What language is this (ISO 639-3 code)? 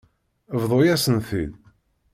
kab